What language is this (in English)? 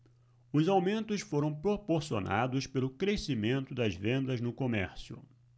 Portuguese